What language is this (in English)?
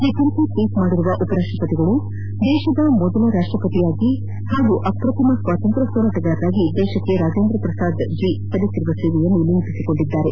Kannada